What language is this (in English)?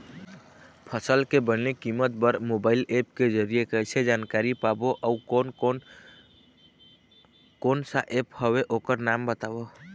Chhattisgarhi